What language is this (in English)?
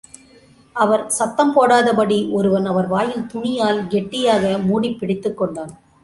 Tamil